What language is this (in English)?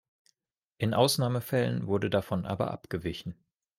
German